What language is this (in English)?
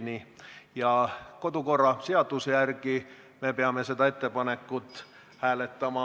Estonian